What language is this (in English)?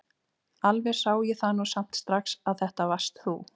Icelandic